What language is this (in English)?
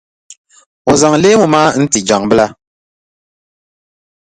Dagbani